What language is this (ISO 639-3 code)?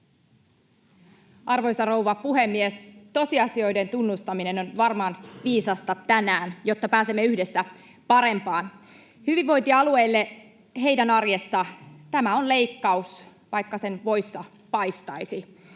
fin